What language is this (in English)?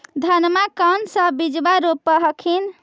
Magahi